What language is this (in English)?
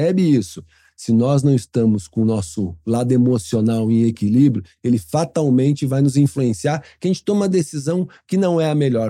Portuguese